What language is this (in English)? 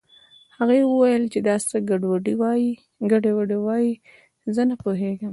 Pashto